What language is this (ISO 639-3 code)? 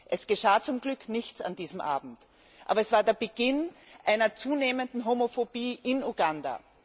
deu